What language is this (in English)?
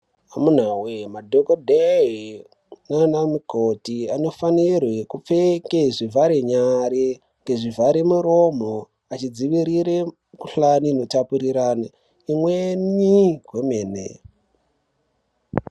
Ndau